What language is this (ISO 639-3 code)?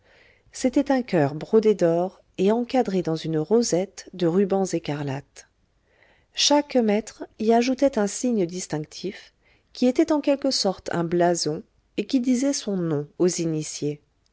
fra